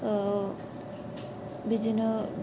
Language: Bodo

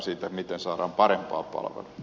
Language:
Finnish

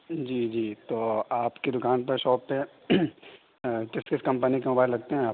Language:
Urdu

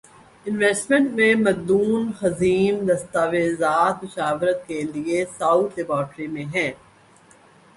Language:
Urdu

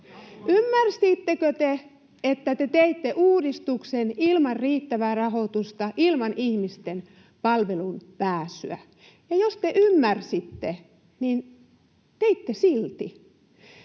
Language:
Finnish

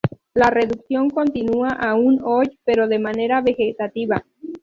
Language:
Spanish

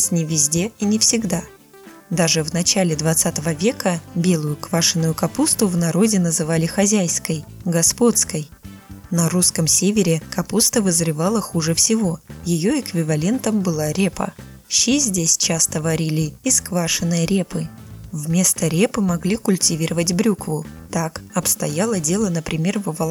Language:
Russian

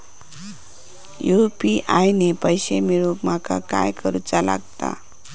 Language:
Marathi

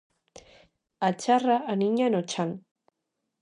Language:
Galician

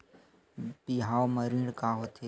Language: Chhattisgarhi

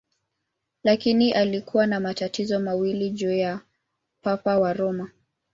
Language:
Swahili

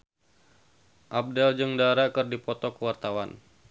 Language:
Sundanese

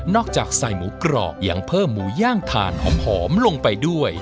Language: Thai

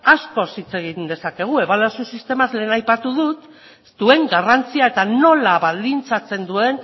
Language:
Basque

